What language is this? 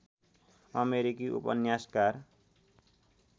Nepali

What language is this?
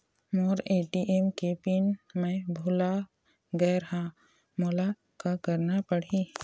Chhattisgarhi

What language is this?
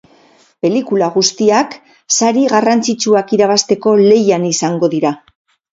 Basque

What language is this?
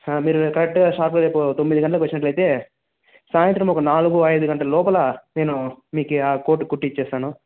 Telugu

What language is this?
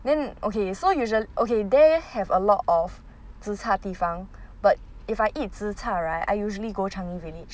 English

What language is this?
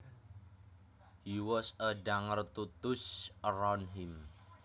Javanese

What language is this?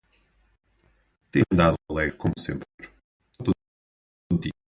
Portuguese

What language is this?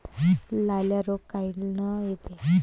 Marathi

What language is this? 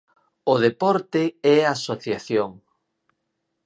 Galician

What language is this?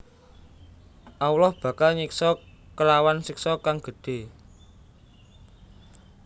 Javanese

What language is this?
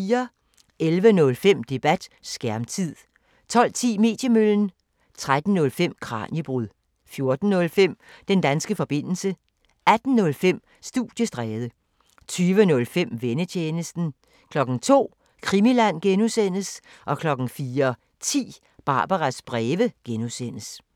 Danish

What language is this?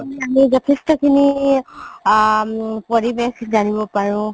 Assamese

